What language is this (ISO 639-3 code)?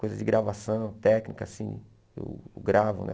por